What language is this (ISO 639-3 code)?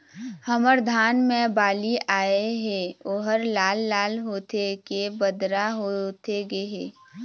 hne